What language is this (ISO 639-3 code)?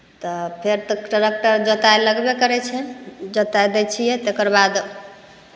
mai